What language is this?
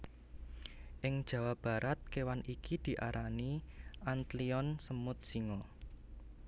Javanese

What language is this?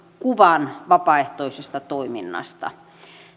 Finnish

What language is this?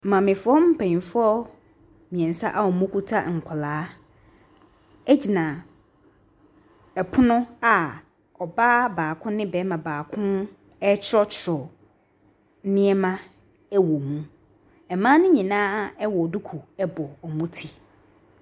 Akan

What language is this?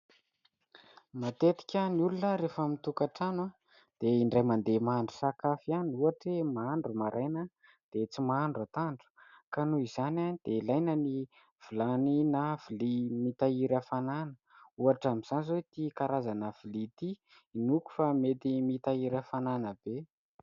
Malagasy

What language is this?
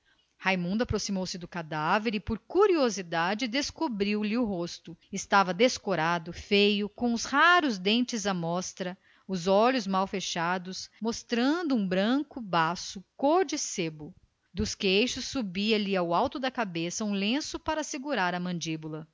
Portuguese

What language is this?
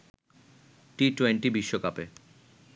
Bangla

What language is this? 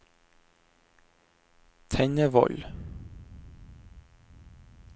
Norwegian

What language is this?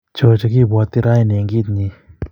Kalenjin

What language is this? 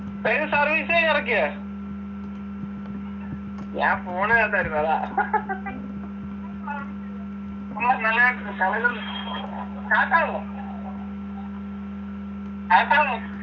Malayalam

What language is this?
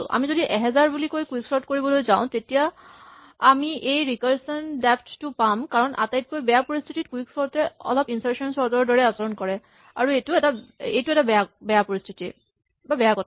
Assamese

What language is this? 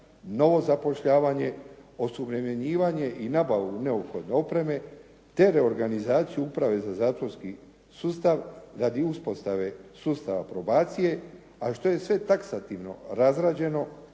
Croatian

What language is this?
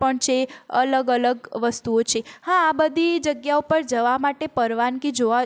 Gujarati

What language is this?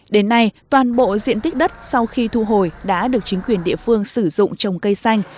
Vietnamese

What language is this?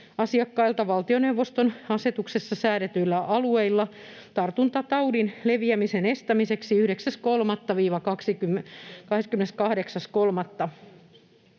Finnish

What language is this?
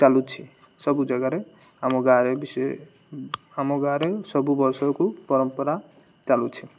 Odia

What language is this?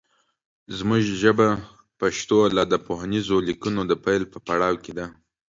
Pashto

